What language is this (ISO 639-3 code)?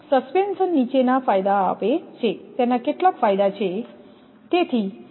guj